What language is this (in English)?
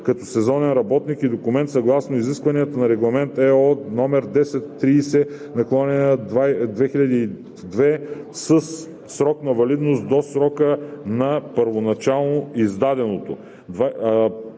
Bulgarian